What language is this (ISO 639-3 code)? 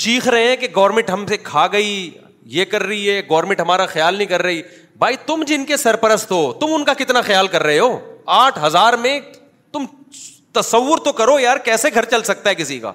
urd